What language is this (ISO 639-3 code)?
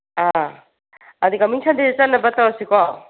mni